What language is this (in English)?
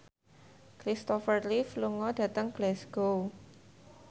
Javanese